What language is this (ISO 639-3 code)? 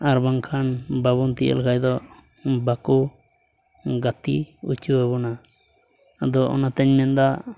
sat